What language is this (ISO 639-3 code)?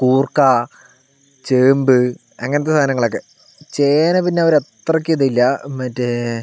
mal